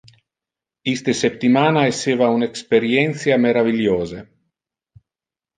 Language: Interlingua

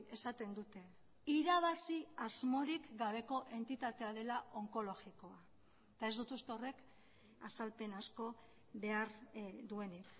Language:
Basque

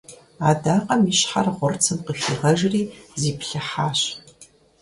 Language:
Kabardian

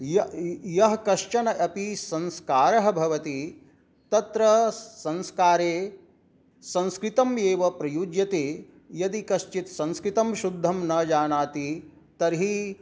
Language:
Sanskrit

